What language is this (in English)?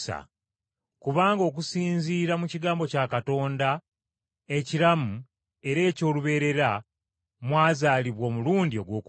Ganda